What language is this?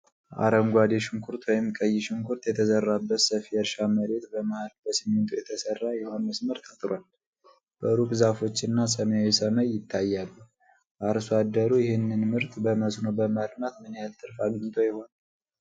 Amharic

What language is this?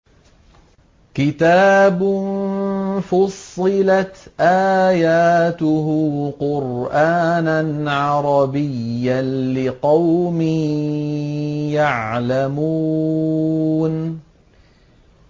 Arabic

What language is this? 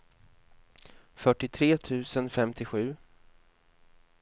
Swedish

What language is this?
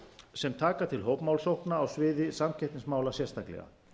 Icelandic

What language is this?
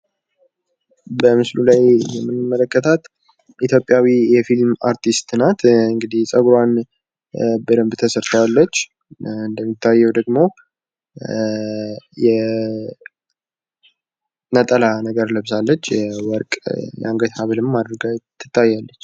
Amharic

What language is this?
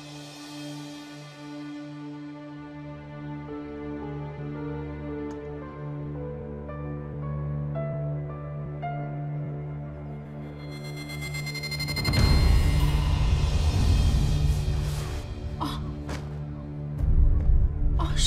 Turkish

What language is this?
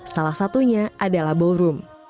Indonesian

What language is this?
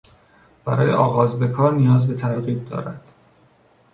Persian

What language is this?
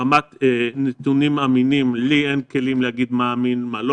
Hebrew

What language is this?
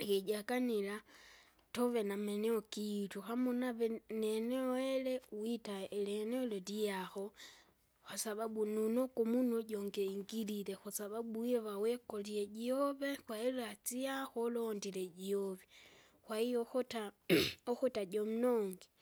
Kinga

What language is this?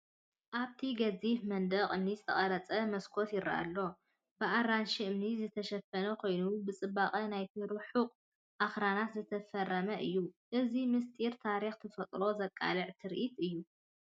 Tigrinya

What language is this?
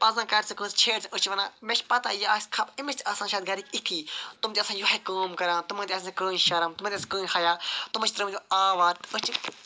Kashmiri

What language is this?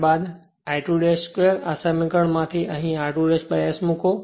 Gujarati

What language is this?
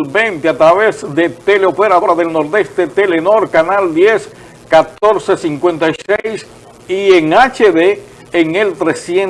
Spanish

